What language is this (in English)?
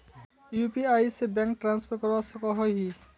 Magahi